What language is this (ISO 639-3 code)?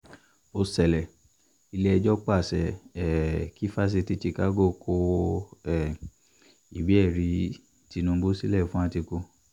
yor